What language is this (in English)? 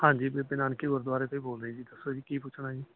Punjabi